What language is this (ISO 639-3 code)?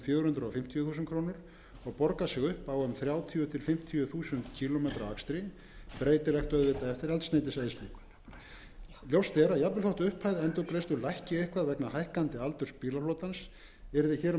isl